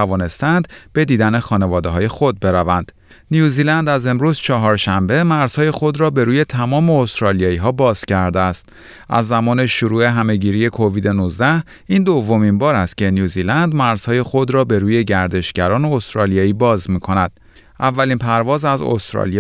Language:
Persian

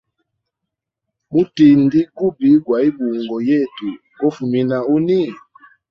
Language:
Hemba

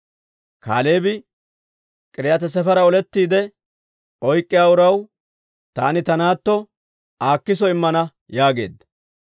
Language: Dawro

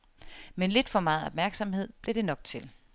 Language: Danish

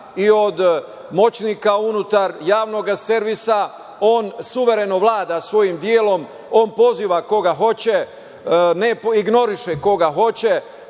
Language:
Serbian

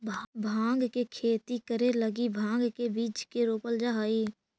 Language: Magahi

